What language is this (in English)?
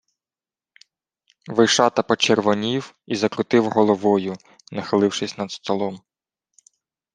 Ukrainian